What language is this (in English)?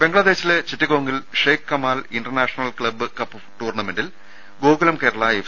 Malayalam